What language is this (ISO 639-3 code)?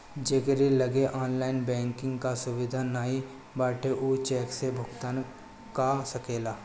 bho